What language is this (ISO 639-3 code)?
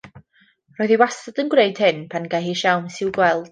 cym